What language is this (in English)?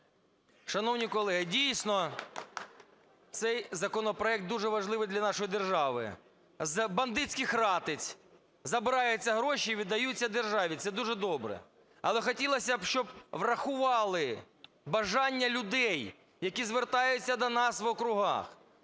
Ukrainian